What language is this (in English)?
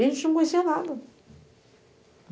Portuguese